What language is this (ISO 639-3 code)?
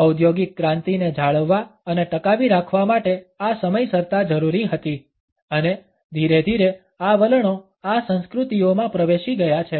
guj